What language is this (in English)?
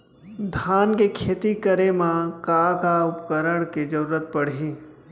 Chhattisgarhi